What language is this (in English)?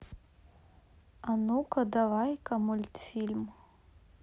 Russian